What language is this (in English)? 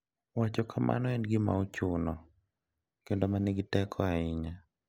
Luo (Kenya and Tanzania)